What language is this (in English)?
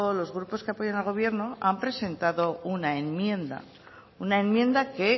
Spanish